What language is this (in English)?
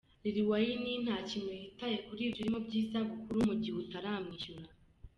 Kinyarwanda